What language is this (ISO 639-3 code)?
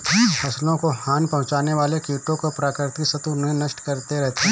hin